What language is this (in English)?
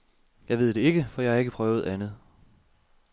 Danish